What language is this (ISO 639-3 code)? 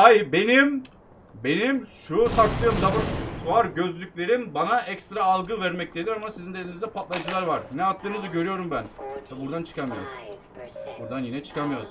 tur